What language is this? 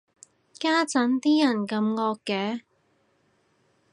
Cantonese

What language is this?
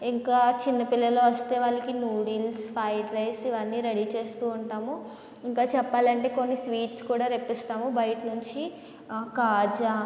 Telugu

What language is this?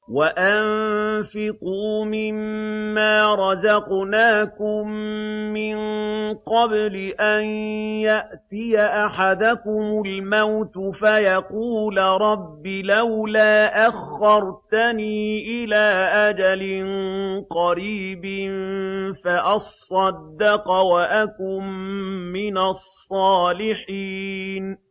Arabic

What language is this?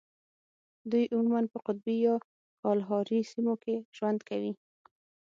Pashto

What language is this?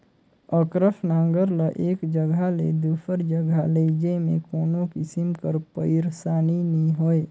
Chhattisgarhi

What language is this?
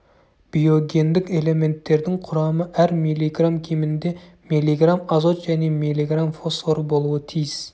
Kazakh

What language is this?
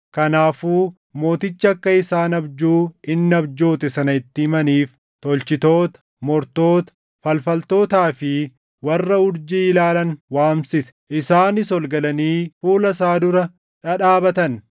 Oromo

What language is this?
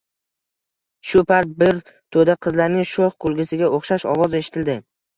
Uzbek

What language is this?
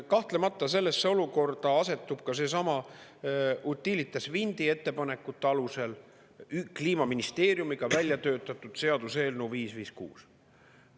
Estonian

